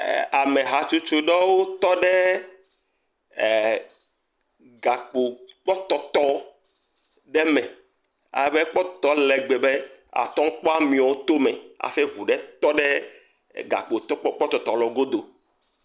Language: Ewe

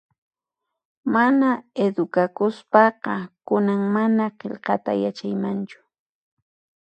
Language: Puno Quechua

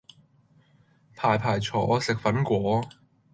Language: Cantonese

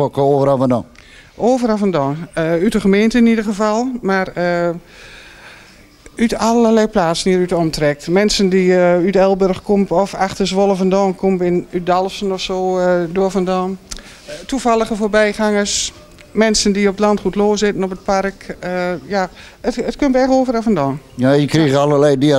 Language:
Dutch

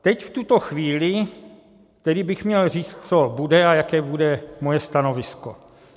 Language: Czech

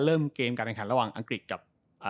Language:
Thai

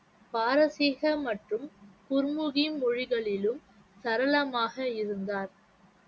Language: Tamil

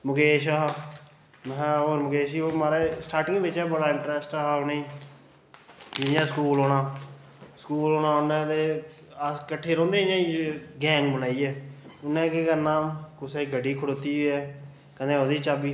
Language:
Dogri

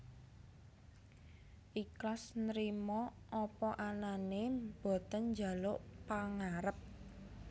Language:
Javanese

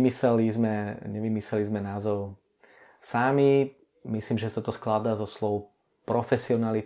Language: Czech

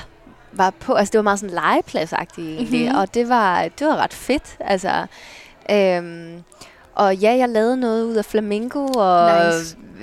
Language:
Danish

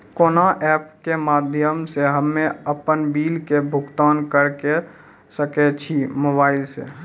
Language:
Maithili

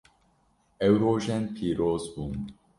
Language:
Kurdish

